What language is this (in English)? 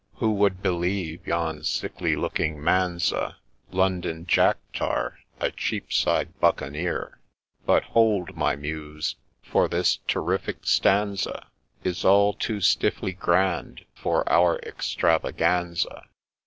English